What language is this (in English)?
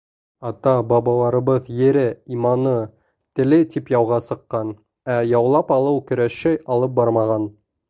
Bashkir